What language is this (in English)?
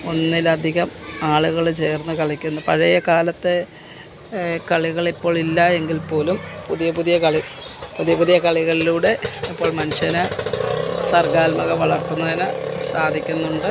Malayalam